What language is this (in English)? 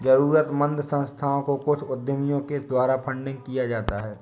Hindi